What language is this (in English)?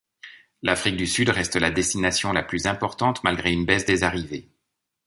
French